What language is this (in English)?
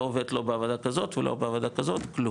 Hebrew